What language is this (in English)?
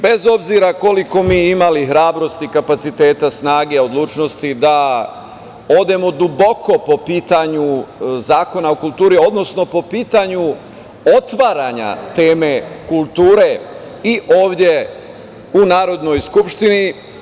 Serbian